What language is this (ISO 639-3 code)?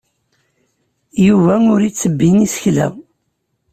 kab